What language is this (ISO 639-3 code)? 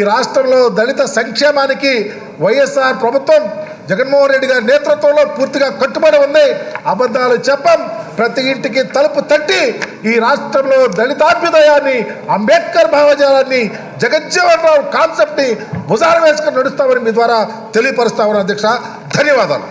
eng